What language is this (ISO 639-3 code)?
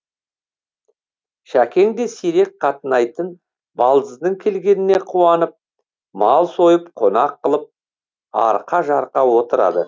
kaz